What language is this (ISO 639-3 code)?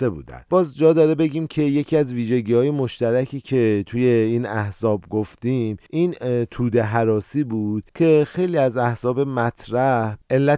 fas